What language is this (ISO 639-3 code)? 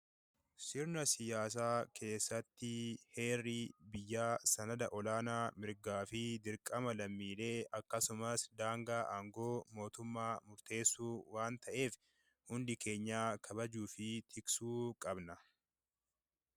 orm